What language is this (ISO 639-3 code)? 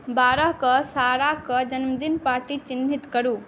mai